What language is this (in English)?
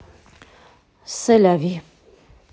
Russian